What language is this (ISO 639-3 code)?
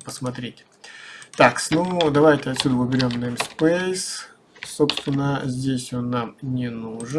rus